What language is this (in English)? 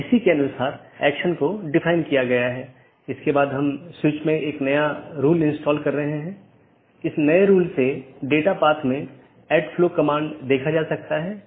Hindi